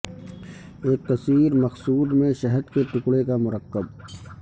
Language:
Urdu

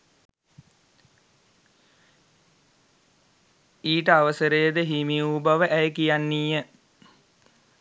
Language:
Sinhala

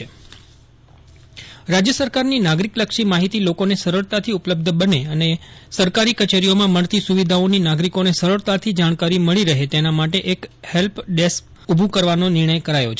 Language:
Gujarati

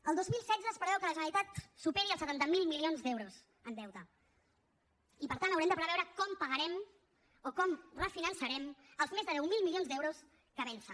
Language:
Catalan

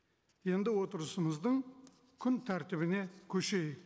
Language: Kazakh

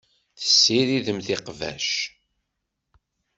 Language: Kabyle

